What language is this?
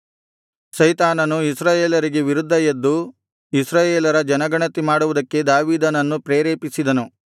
Kannada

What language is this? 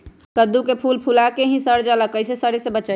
Magahi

